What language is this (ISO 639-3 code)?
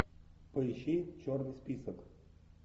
rus